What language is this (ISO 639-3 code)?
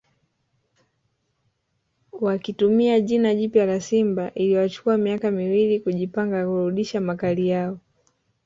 swa